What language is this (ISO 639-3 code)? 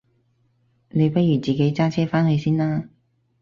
yue